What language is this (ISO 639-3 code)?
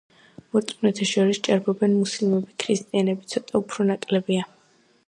kat